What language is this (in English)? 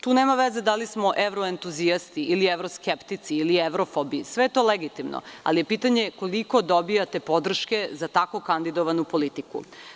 Serbian